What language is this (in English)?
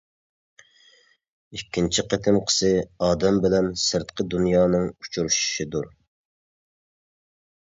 Uyghur